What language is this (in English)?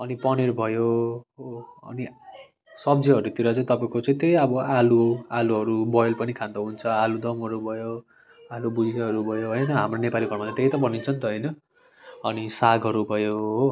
Nepali